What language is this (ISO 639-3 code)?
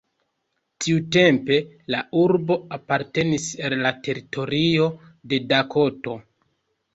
epo